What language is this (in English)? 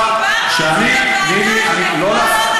Hebrew